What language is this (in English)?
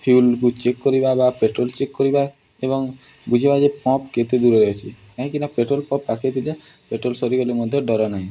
Odia